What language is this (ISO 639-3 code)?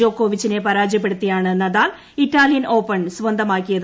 mal